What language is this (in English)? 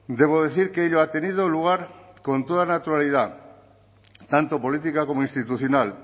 Spanish